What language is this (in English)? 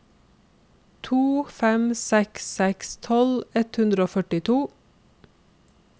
Norwegian